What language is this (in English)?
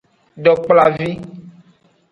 Aja (Benin)